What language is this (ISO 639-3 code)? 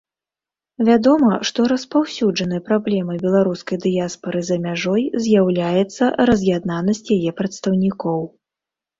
bel